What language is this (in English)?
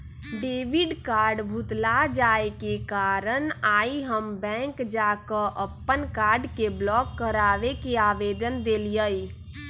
Magahi